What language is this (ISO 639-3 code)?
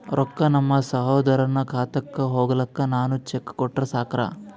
kan